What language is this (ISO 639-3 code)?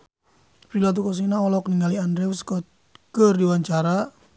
sun